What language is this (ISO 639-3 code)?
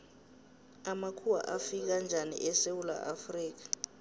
nbl